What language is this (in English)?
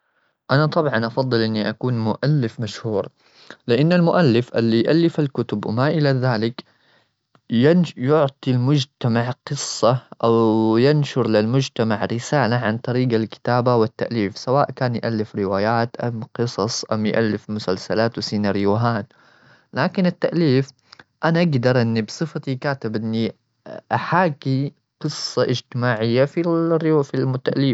Gulf Arabic